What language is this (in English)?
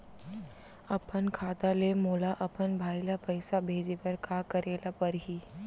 Chhattisgarhi